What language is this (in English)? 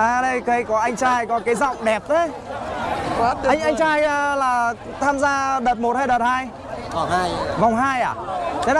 Vietnamese